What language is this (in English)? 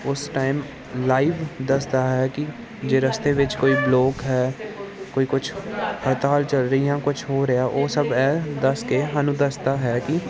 Punjabi